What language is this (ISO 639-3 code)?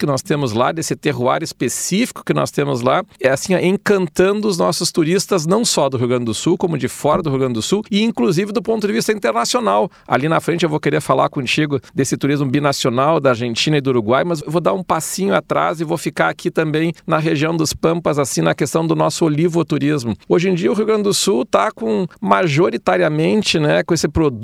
por